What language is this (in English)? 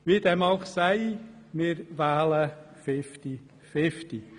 Swiss German